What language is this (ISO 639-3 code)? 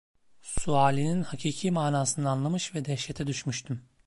tur